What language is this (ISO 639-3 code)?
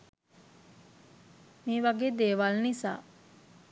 sin